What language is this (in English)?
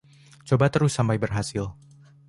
Indonesian